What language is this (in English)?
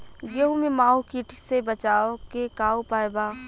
Bhojpuri